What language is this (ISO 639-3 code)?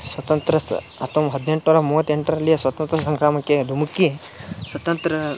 kan